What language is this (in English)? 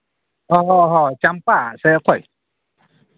Santali